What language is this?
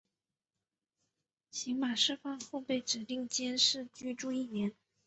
Chinese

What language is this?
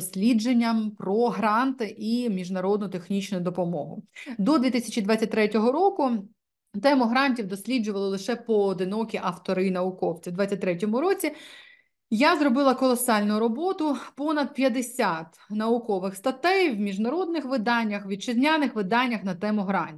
Ukrainian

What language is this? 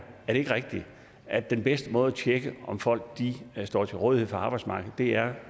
Danish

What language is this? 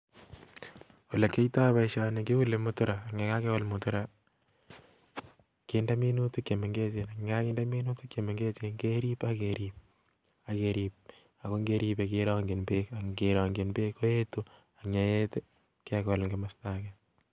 Kalenjin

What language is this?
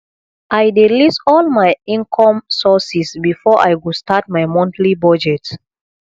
Nigerian Pidgin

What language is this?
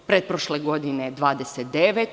Serbian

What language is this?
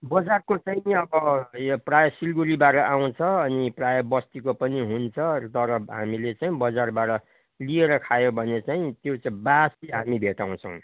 Nepali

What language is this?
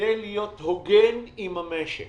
Hebrew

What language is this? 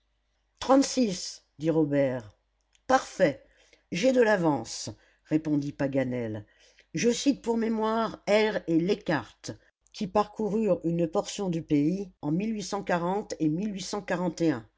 French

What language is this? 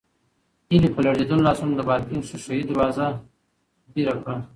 Pashto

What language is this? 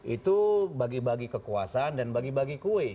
Indonesian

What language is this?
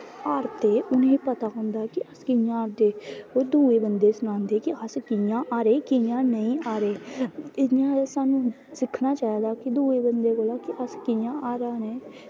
Dogri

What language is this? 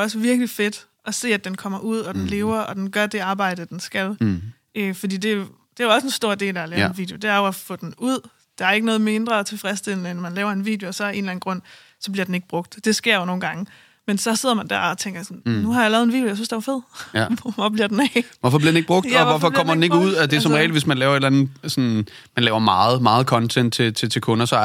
Danish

